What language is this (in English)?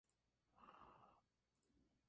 Spanish